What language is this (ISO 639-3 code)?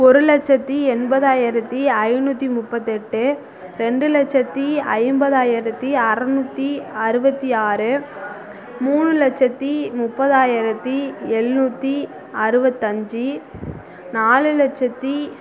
tam